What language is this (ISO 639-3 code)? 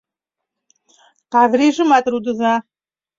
chm